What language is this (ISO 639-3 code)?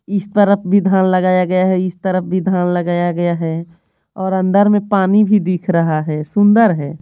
hin